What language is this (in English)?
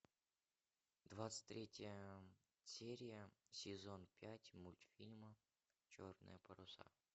Russian